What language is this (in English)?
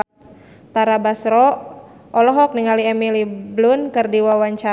Sundanese